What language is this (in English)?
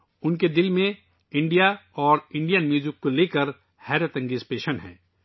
Urdu